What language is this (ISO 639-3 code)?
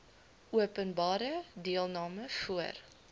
afr